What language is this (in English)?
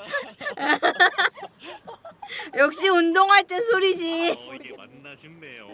Korean